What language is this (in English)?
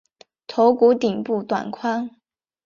Chinese